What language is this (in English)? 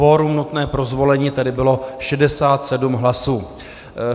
Czech